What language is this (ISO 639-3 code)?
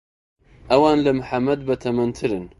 ckb